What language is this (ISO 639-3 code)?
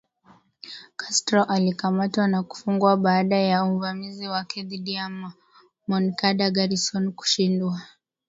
swa